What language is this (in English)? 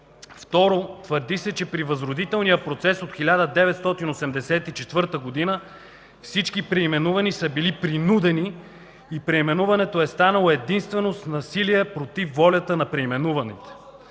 Bulgarian